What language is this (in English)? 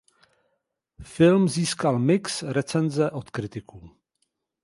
Czech